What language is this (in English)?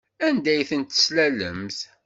Kabyle